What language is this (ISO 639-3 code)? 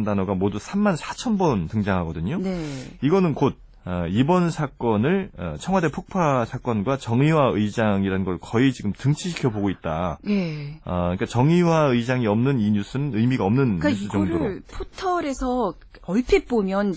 kor